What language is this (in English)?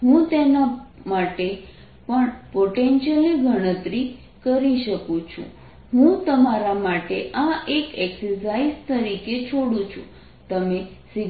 Gujarati